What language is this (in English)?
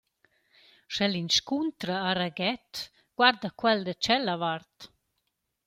Romansh